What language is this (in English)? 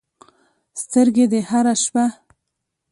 Pashto